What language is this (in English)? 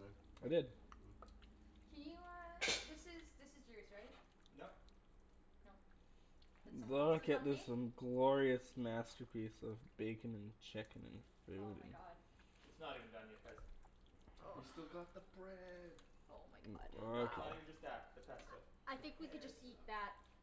English